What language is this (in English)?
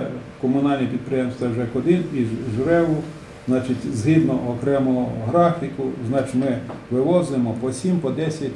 Ukrainian